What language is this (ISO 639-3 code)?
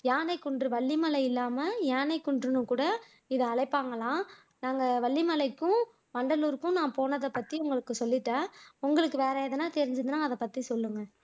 tam